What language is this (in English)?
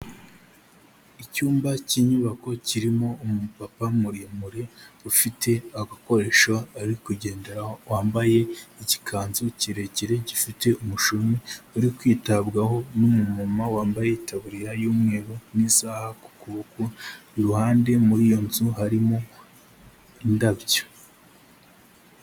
Kinyarwanda